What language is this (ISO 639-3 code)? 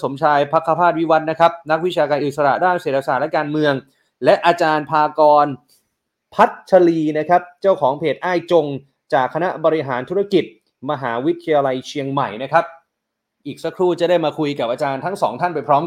tha